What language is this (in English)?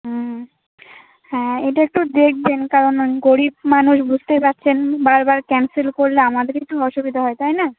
Bangla